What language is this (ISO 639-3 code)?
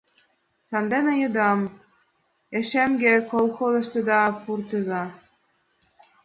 chm